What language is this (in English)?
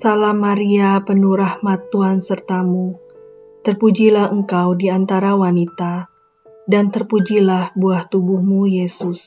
Indonesian